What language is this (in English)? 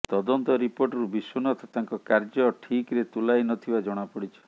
Odia